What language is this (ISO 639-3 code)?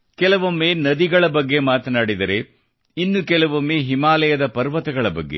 kan